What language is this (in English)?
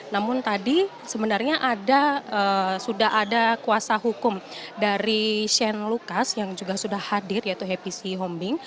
Indonesian